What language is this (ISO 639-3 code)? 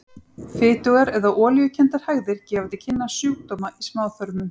isl